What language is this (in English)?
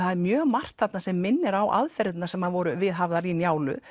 Icelandic